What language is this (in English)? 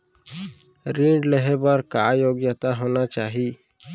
Chhattisgarhi